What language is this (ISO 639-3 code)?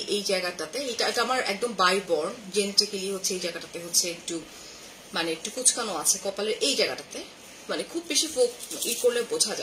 ben